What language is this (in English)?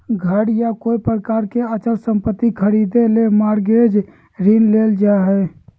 Magahi